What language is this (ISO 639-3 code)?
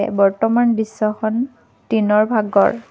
asm